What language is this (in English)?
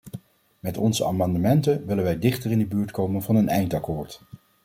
Dutch